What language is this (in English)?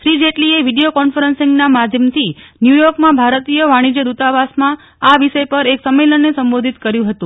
Gujarati